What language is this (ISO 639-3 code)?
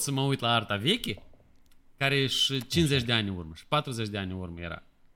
ron